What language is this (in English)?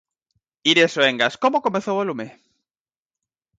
Galician